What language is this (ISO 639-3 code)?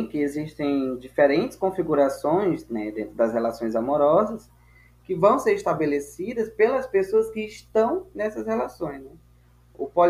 por